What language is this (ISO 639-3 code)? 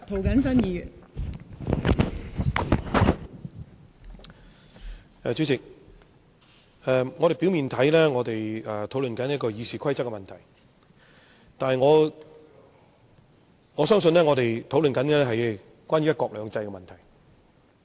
yue